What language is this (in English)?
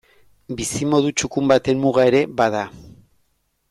Basque